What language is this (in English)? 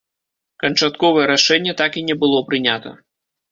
Belarusian